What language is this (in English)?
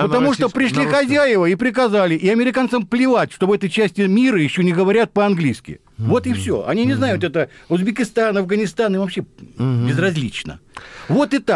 Russian